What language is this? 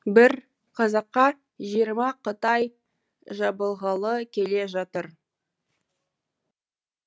Kazakh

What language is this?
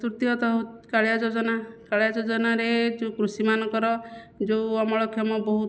Odia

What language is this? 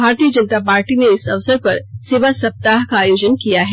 Hindi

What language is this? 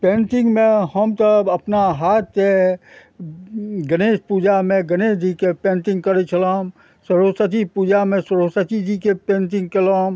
Maithili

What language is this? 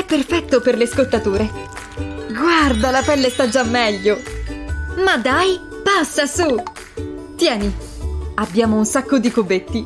Italian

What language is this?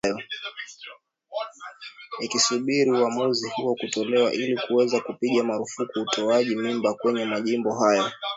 Swahili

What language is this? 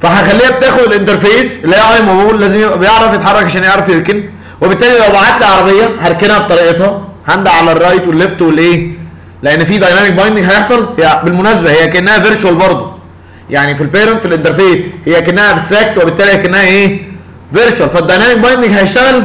Arabic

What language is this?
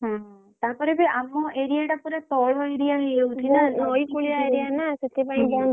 Odia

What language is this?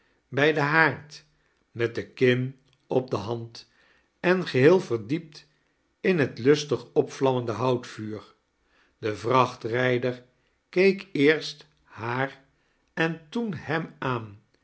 Dutch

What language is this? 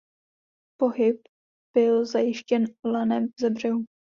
Czech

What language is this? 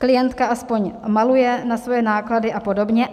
Czech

